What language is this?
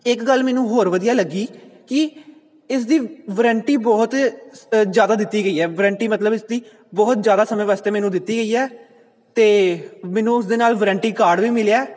Punjabi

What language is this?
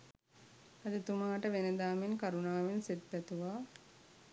Sinhala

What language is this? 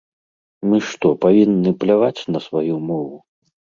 Belarusian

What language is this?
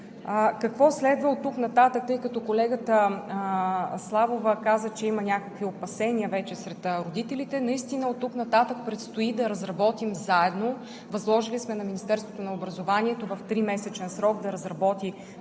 Bulgarian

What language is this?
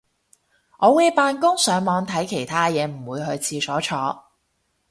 Cantonese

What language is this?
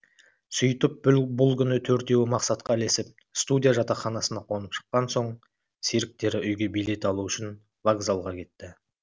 Kazakh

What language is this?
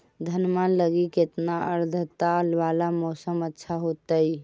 Magahi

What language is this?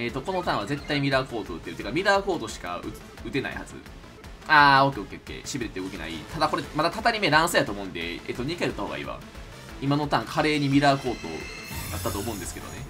Japanese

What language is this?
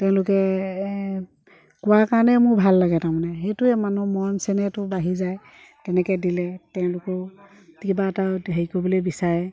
Assamese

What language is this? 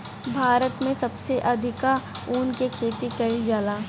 Bhojpuri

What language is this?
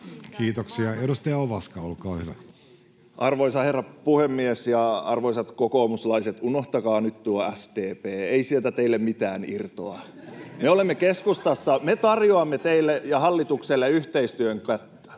Finnish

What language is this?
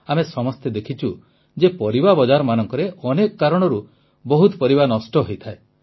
Odia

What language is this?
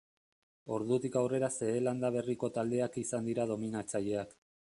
Basque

